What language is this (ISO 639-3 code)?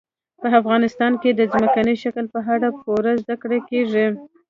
pus